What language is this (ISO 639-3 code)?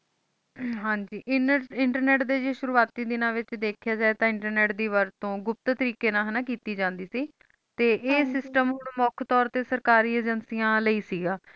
pan